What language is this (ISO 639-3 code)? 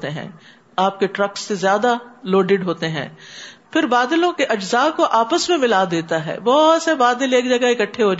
urd